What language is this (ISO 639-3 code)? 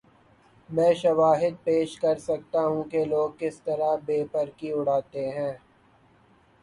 urd